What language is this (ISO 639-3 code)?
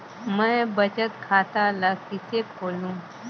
hne